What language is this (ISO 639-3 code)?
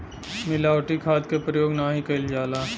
bho